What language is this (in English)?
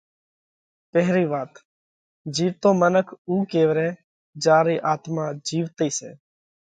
Parkari Koli